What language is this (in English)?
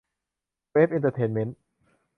Thai